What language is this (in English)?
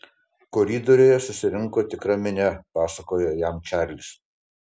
Lithuanian